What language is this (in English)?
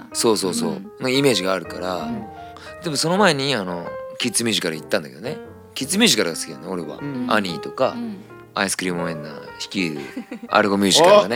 Japanese